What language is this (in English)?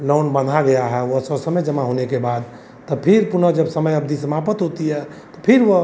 Hindi